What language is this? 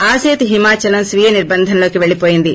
Telugu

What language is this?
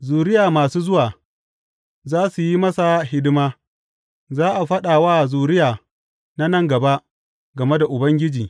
Hausa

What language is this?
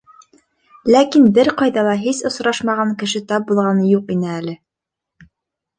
Bashkir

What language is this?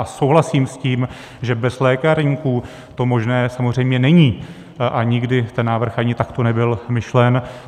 Czech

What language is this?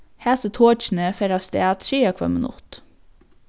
Faroese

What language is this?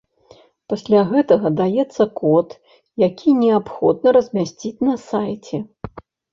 Belarusian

